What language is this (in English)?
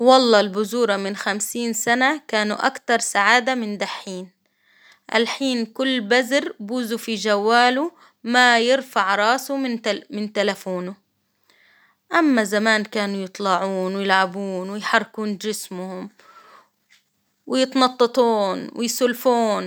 Hijazi Arabic